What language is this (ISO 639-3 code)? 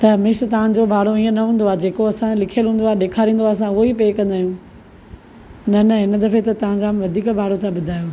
snd